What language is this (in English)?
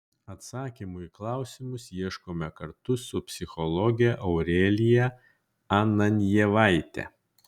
Lithuanian